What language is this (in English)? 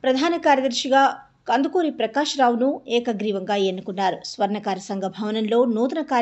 Telugu